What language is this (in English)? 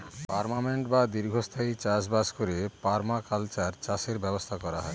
Bangla